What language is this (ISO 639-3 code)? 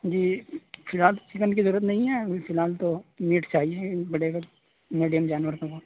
urd